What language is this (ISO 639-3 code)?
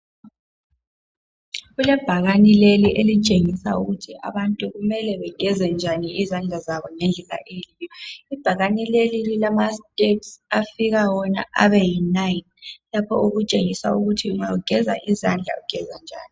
nde